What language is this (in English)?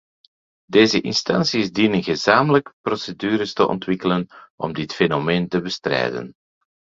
Dutch